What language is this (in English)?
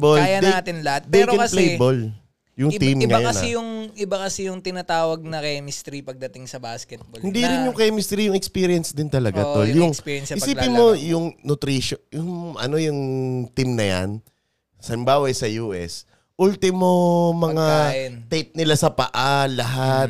Filipino